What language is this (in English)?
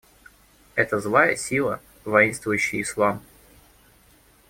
Russian